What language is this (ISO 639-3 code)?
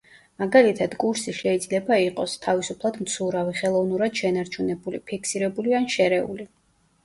kat